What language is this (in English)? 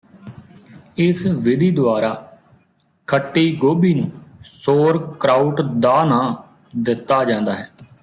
Punjabi